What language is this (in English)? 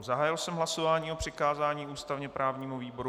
Czech